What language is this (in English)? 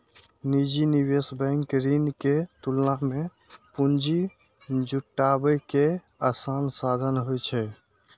Maithili